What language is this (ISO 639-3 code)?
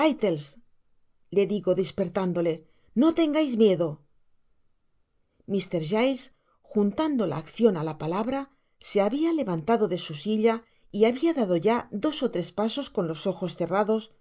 spa